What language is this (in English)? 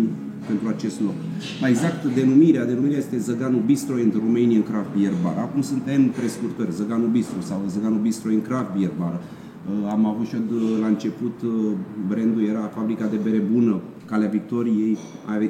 Romanian